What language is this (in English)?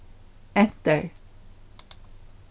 Faroese